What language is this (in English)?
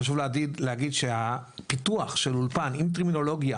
Hebrew